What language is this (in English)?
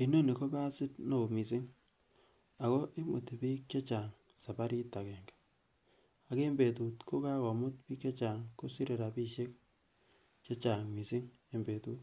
Kalenjin